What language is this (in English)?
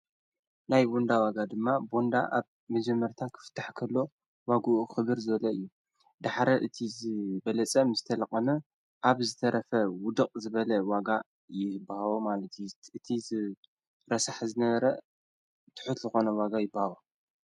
Tigrinya